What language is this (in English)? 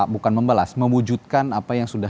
Indonesian